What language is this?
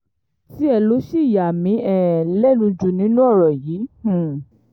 Yoruba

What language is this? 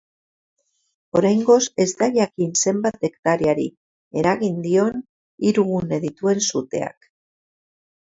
Basque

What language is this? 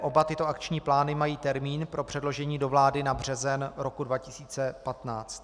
Czech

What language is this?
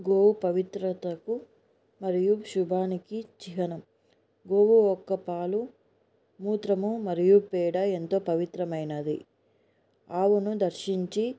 Telugu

